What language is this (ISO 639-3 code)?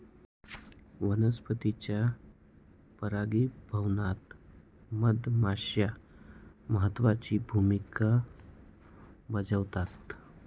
mar